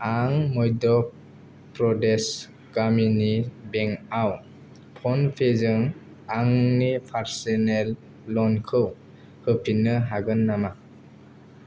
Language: Bodo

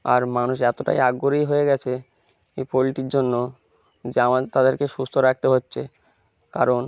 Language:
Bangla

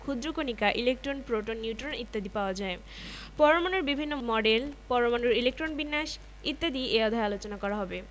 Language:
Bangla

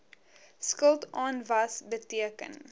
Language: Afrikaans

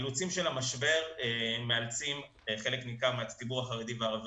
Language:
Hebrew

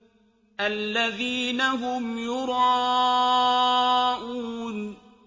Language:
Arabic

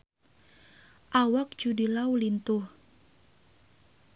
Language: Sundanese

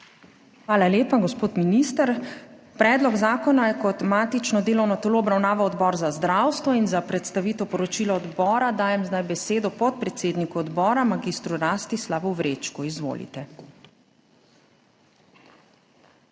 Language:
Slovenian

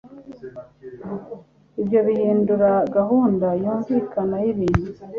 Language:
Kinyarwanda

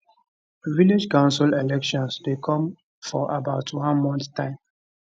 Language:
Nigerian Pidgin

